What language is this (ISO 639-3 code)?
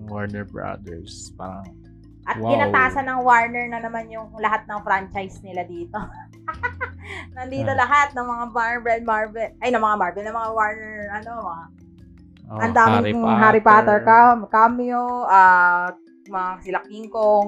fil